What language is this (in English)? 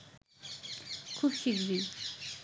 Bangla